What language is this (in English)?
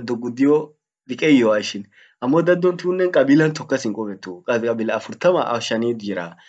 Orma